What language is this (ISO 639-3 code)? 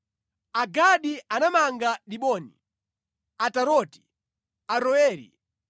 nya